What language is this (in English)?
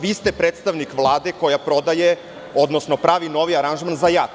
Serbian